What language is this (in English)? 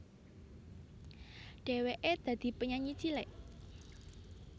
Javanese